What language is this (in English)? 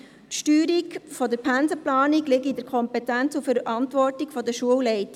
Swiss German